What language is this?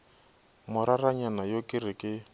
Northern Sotho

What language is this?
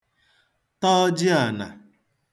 Igbo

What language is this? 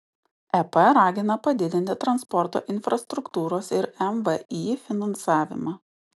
Lithuanian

